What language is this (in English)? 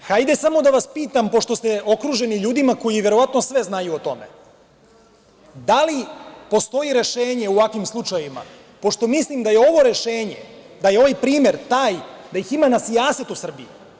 Serbian